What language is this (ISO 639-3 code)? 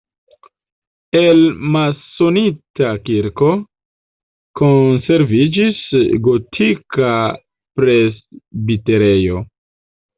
epo